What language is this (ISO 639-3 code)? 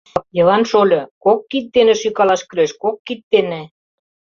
chm